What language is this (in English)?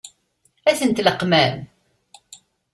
Kabyle